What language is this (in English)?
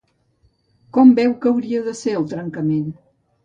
Catalan